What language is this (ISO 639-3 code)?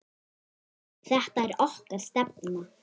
isl